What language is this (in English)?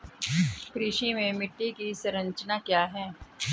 Hindi